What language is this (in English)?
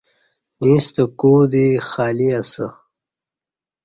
Kati